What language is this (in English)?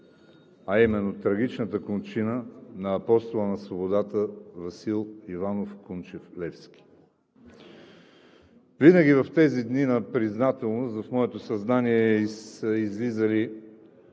Bulgarian